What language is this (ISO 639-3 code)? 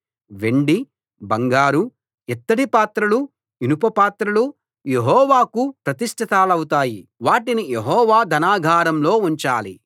tel